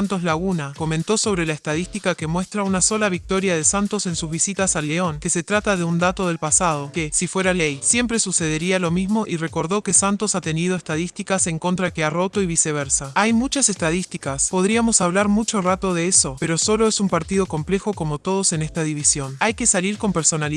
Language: Spanish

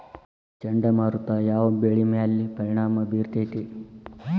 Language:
Kannada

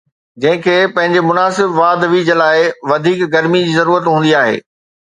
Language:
Sindhi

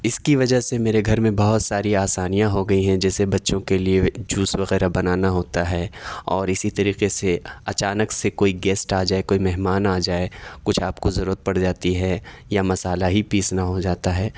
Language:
Urdu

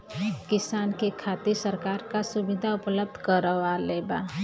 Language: Bhojpuri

